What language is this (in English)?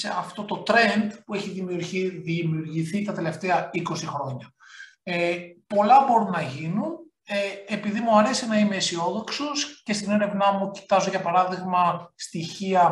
Greek